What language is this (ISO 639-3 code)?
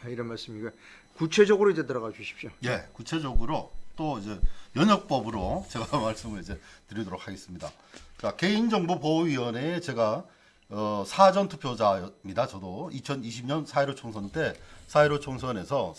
kor